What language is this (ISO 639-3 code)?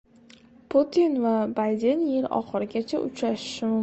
uzb